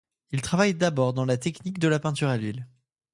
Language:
French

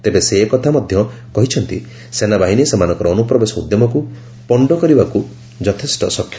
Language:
Odia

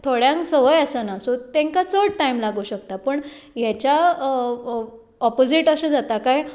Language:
Konkani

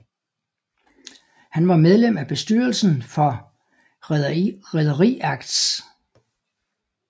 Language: Danish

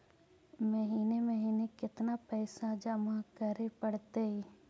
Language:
Magahi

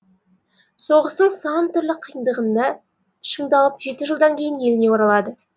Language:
Kazakh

